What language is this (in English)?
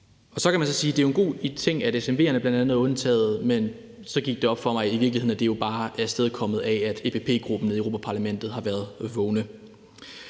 Danish